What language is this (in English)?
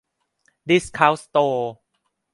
Thai